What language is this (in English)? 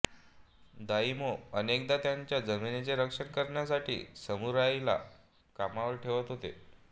Marathi